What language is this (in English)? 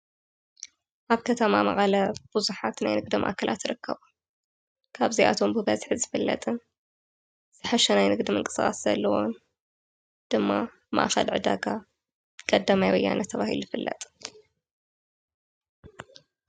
Tigrinya